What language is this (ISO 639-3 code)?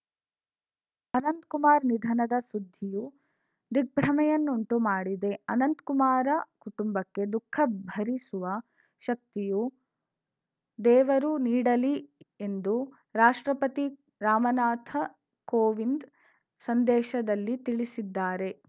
kan